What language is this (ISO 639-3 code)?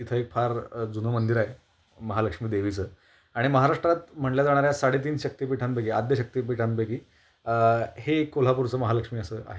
mar